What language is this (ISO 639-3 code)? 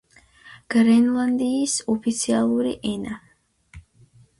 kat